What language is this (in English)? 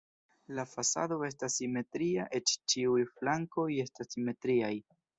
Esperanto